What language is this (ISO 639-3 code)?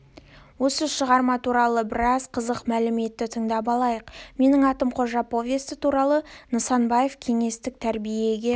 kaz